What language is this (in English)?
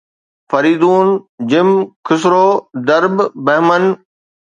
Sindhi